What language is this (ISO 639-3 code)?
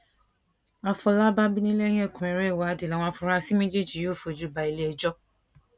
yor